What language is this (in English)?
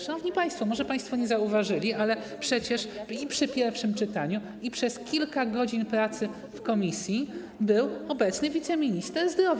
Polish